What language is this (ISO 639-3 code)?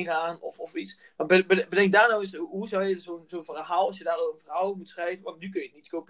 nld